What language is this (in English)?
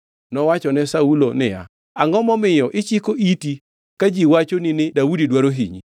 Luo (Kenya and Tanzania)